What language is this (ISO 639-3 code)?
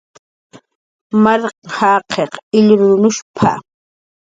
jqr